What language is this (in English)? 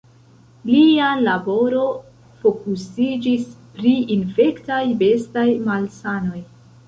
Esperanto